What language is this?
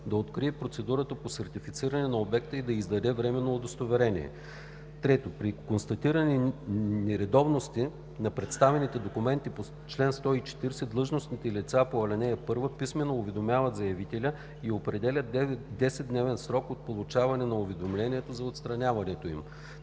Bulgarian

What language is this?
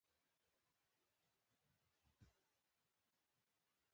Pashto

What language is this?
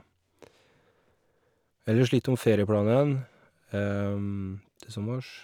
Norwegian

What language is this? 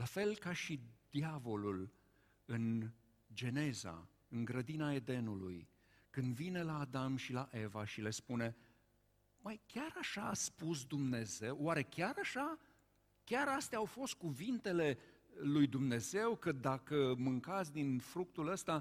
Romanian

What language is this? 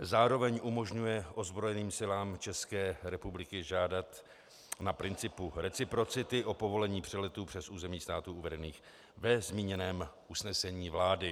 Czech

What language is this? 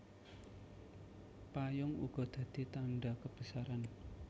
Javanese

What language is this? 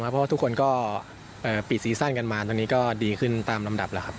Thai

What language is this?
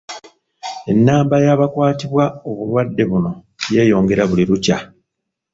Ganda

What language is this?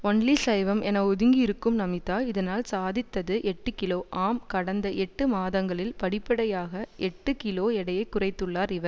Tamil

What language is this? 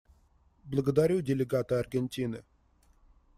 Russian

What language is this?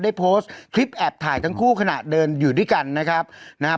Thai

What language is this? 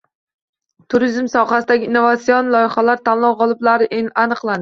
Uzbek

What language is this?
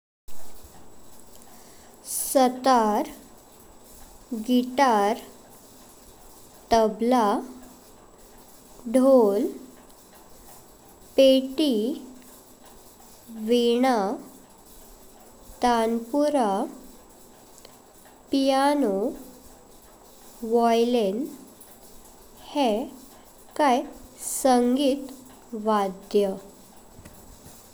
Konkani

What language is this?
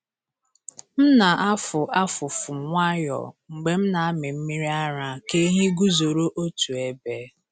Igbo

